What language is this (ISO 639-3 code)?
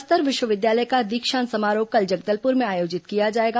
hin